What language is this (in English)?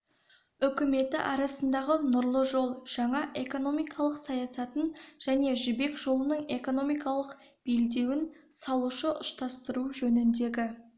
Kazakh